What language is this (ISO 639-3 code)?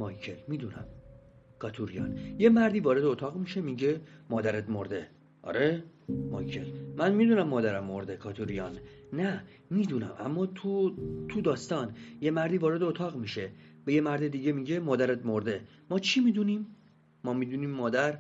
fas